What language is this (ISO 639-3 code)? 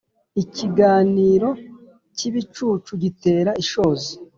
kin